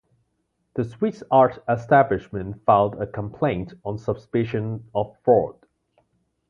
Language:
English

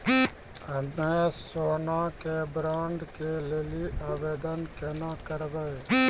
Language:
Maithili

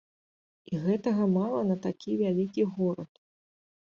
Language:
Belarusian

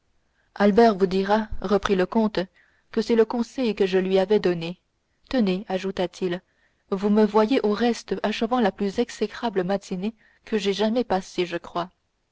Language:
French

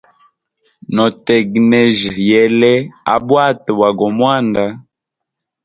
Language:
Hemba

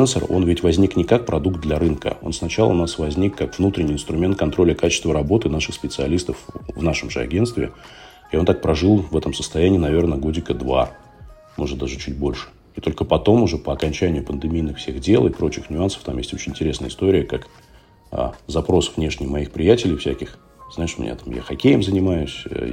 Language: Russian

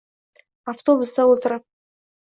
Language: Uzbek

